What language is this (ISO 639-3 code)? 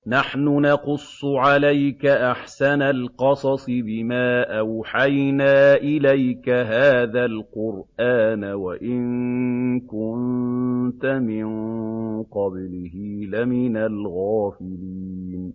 ara